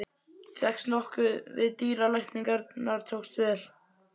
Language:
Icelandic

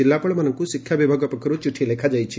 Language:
Odia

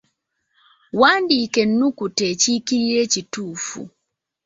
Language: Ganda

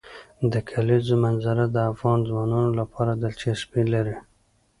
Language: Pashto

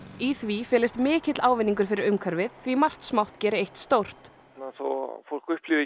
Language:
Icelandic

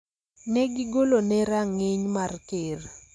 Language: Luo (Kenya and Tanzania)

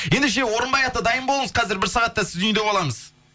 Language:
Kazakh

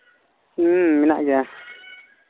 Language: Santali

